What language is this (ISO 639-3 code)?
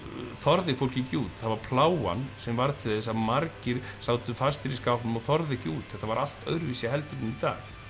isl